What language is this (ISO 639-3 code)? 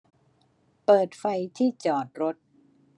tha